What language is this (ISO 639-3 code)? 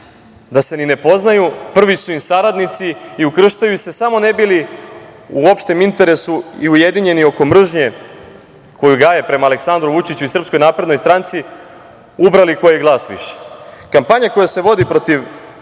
srp